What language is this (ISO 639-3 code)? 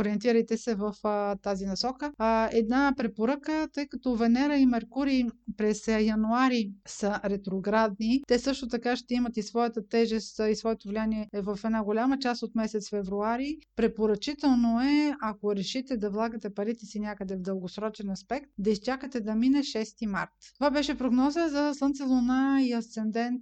bul